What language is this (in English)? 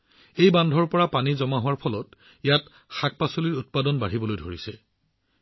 Assamese